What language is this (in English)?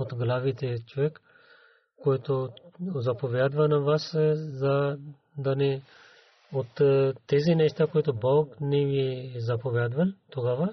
Bulgarian